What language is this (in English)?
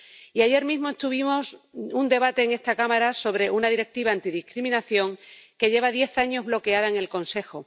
Spanish